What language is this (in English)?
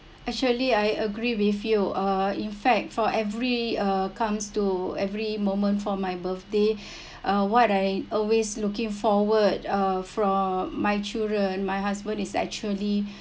English